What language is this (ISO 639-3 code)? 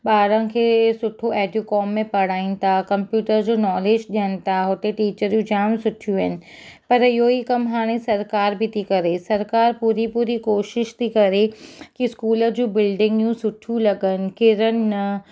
snd